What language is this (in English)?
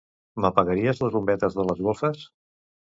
Catalan